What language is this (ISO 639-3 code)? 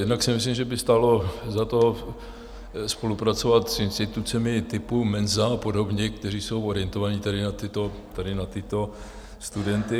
ces